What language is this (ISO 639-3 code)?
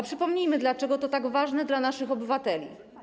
pol